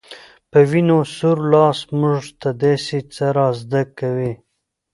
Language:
Pashto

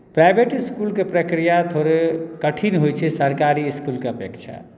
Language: Maithili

